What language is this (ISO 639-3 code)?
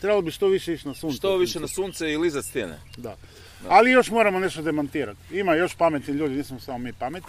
hrv